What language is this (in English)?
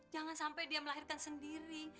Indonesian